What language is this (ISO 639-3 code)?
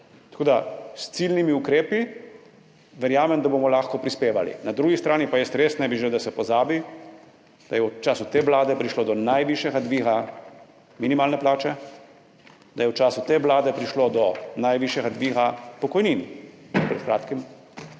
slv